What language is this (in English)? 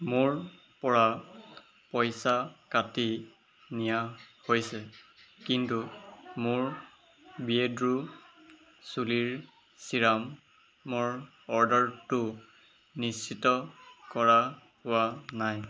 Assamese